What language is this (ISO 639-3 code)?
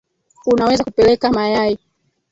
swa